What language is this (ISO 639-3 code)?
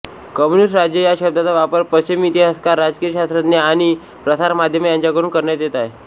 mar